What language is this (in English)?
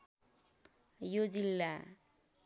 Nepali